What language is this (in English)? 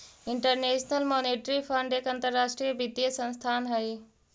Magahi